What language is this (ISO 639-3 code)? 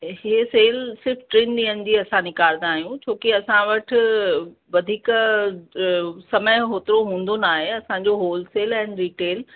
snd